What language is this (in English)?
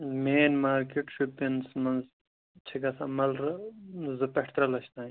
Kashmiri